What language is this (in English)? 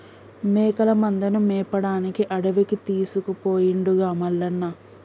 Telugu